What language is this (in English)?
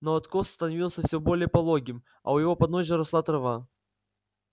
Russian